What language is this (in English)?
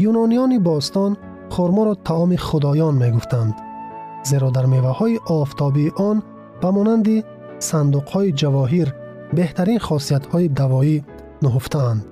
Persian